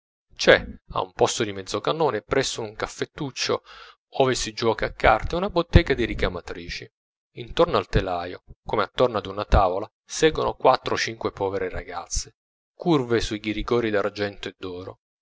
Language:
Italian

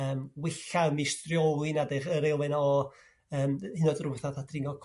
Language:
Welsh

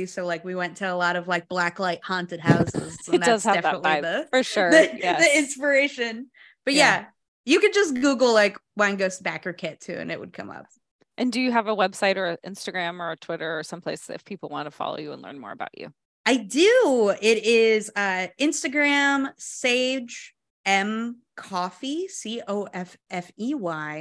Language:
English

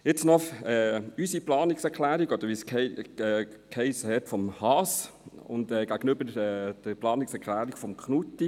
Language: Swiss German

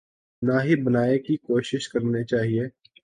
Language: Urdu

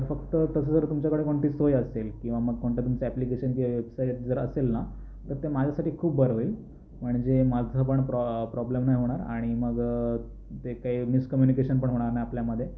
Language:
Marathi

